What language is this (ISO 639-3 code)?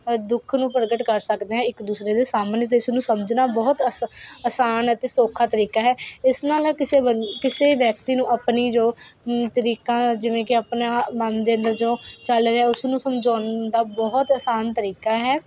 pan